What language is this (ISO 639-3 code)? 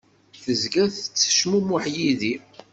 kab